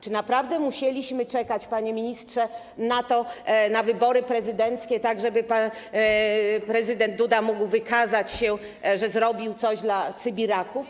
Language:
Polish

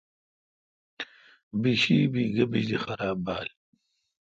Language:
Kalkoti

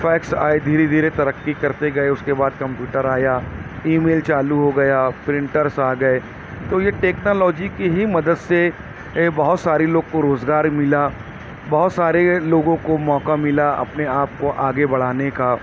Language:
Urdu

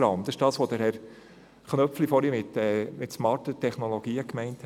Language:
Swiss German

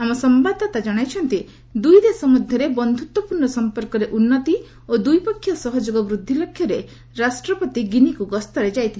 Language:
Odia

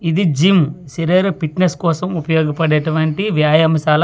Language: Telugu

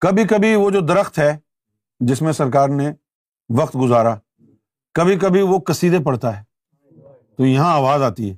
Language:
Urdu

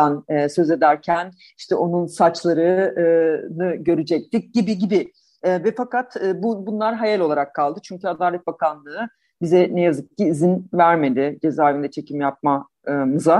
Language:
Turkish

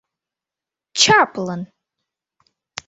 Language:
Mari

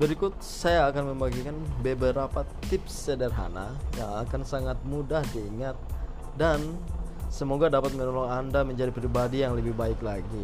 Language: Indonesian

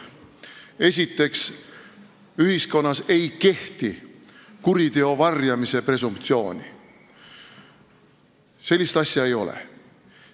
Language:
Estonian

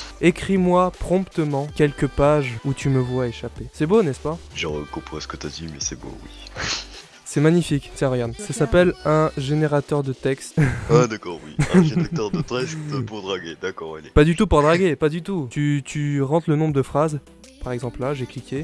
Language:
French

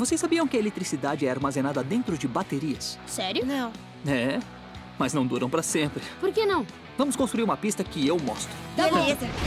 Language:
Portuguese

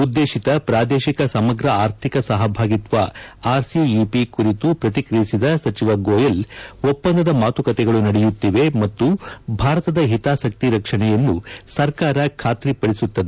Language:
Kannada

